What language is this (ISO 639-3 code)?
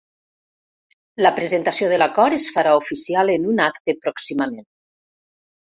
cat